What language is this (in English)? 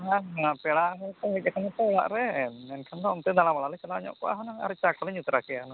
Santali